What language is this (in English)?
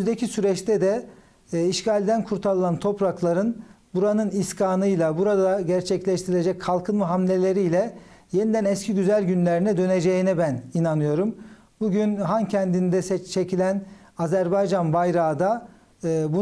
Turkish